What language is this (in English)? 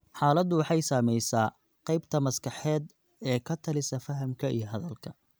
Somali